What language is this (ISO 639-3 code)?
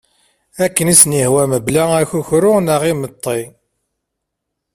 kab